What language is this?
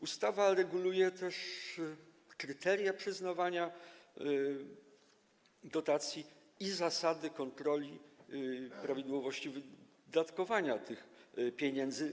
Polish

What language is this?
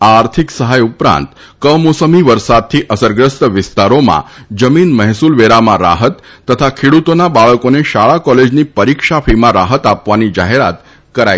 Gujarati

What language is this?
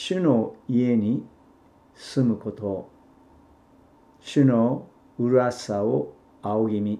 Japanese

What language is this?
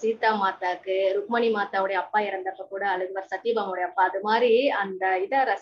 Indonesian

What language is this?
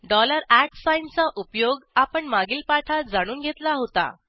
Marathi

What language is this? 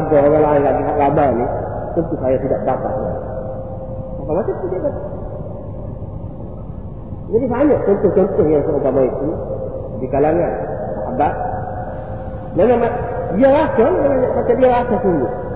Malay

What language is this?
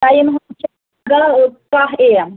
Kashmiri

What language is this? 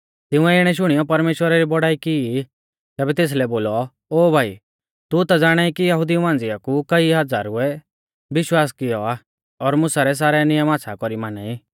Mahasu Pahari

